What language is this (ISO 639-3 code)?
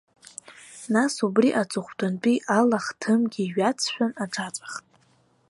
abk